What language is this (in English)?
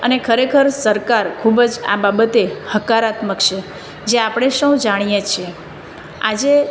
Gujarati